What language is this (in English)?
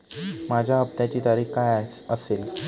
Marathi